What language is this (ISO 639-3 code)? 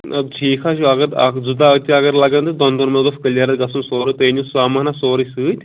kas